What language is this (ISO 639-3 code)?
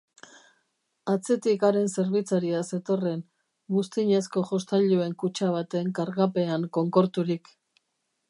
eus